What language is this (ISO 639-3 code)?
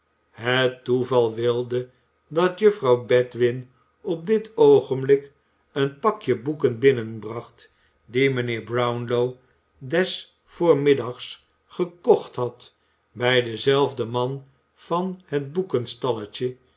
nld